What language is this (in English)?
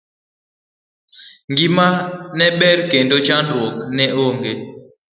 Luo (Kenya and Tanzania)